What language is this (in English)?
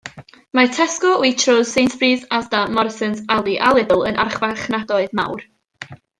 Welsh